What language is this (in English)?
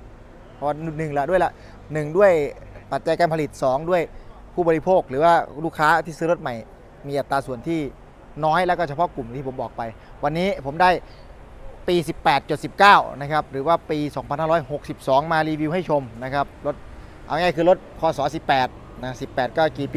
Thai